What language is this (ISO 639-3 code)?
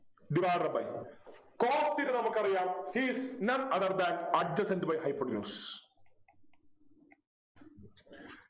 mal